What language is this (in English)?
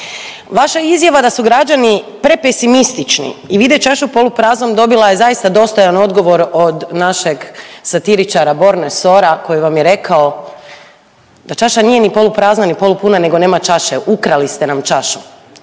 Croatian